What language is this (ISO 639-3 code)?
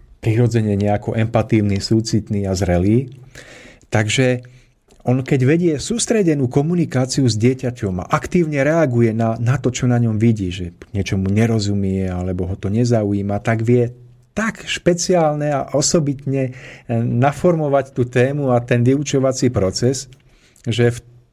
slk